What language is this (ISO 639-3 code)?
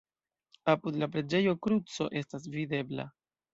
epo